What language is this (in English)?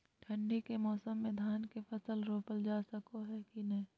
Magahi